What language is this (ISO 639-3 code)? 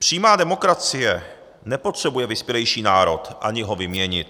ces